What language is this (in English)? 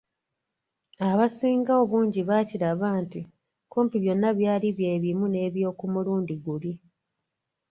Ganda